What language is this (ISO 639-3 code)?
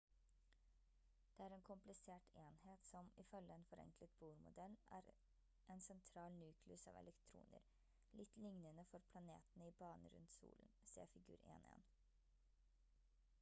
nob